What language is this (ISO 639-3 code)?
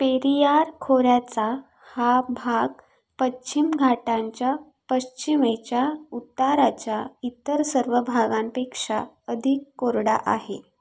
mar